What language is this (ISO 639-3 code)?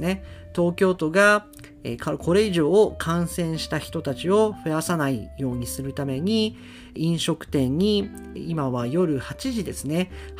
jpn